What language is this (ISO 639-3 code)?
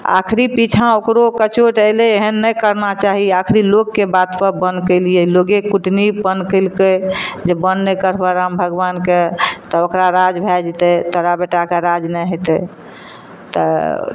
mai